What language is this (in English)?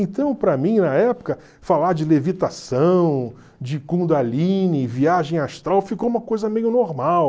Portuguese